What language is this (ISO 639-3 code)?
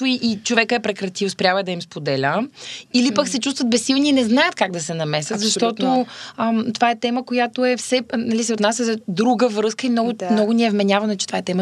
bul